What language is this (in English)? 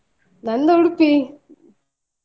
Kannada